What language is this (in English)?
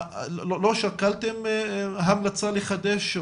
Hebrew